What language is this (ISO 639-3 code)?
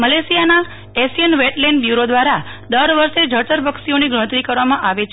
guj